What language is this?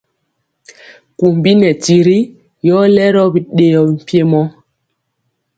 Mpiemo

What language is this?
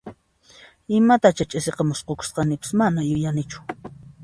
Puno Quechua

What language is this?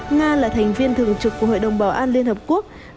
Vietnamese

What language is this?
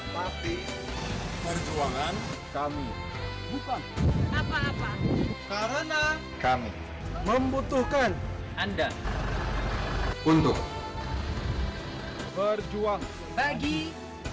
Indonesian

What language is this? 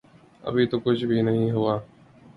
Urdu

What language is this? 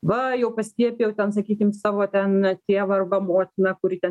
Lithuanian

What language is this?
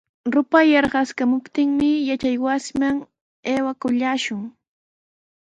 Sihuas Ancash Quechua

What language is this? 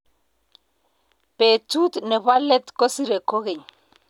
Kalenjin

